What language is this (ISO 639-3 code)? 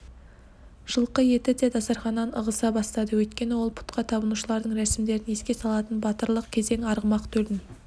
kaz